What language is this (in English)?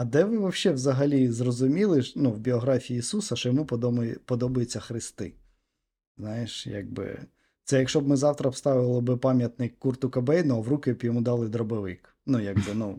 Ukrainian